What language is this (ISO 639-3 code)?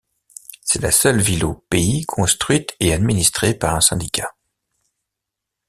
fra